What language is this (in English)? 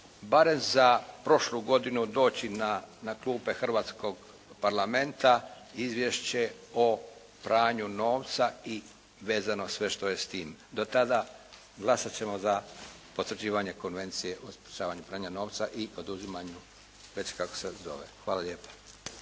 Croatian